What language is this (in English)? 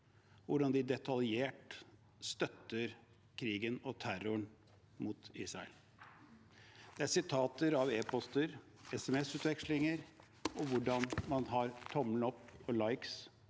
Norwegian